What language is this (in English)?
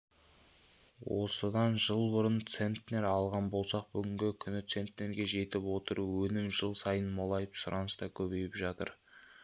Kazakh